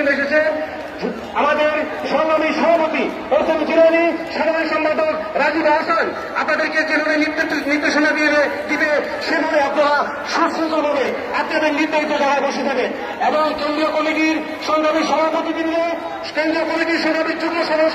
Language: Bangla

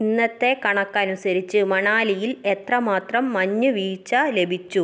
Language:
Malayalam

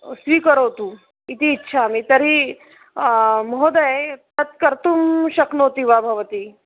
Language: Sanskrit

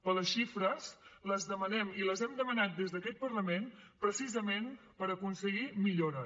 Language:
Catalan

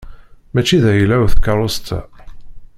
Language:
Kabyle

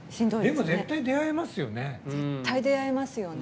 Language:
Japanese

